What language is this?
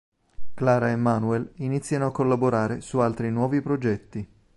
Italian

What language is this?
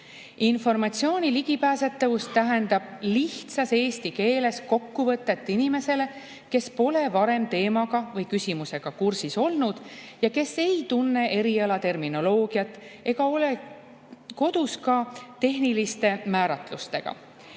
Estonian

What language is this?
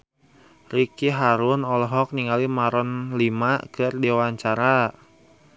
Sundanese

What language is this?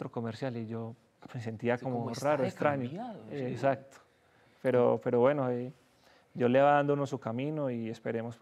Spanish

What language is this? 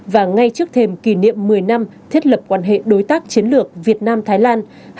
Vietnamese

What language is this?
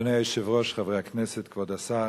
Hebrew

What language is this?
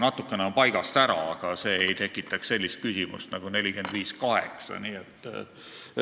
Estonian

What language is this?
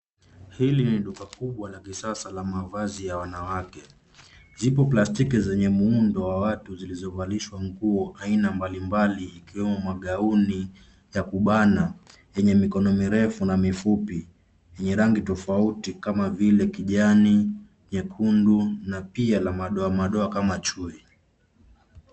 Swahili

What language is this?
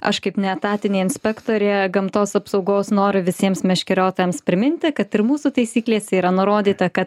Lithuanian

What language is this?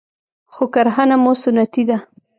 Pashto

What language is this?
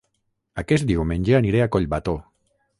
Catalan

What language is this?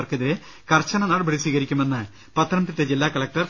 Malayalam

